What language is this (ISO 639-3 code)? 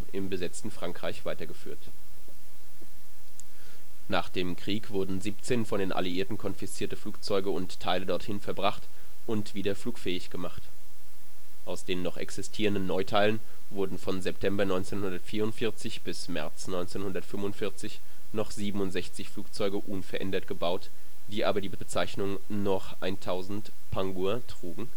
deu